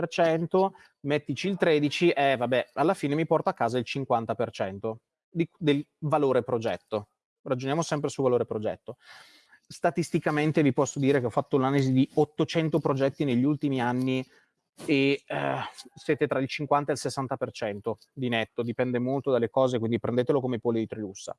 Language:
Italian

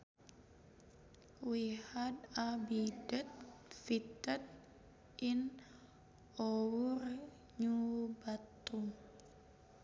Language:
Sundanese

